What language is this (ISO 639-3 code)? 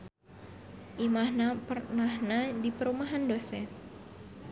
sun